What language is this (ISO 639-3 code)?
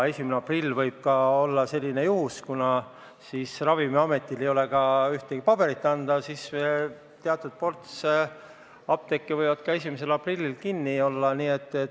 est